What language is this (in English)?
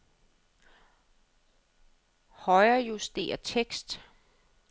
Danish